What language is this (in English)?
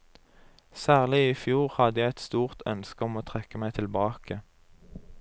Norwegian